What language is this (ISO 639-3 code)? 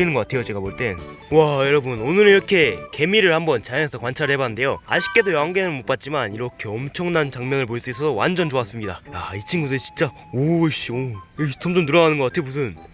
kor